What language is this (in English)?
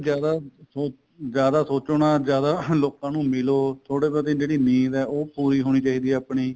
Punjabi